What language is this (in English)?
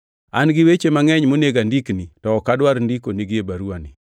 Luo (Kenya and Tanzania)